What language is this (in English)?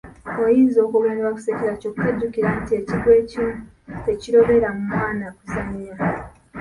Ganda